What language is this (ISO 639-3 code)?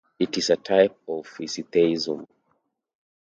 eng